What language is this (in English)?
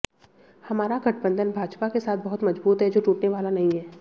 Hindi